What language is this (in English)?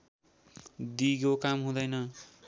Nepali